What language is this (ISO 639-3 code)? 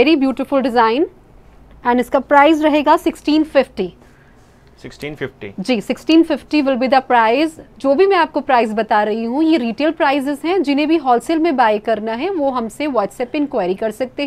hin